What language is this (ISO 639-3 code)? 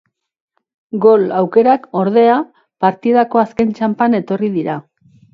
eus